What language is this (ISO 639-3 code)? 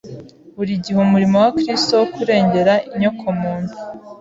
kin